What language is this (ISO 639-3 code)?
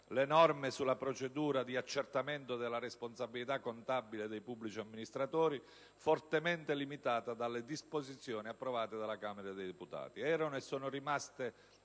ita